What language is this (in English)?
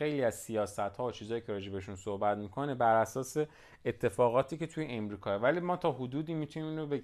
Persian